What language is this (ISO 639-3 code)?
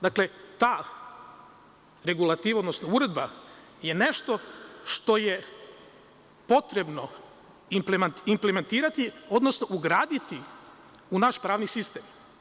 srp